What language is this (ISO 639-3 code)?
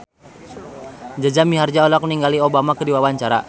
sun